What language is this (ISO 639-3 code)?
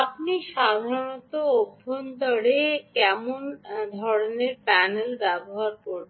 ben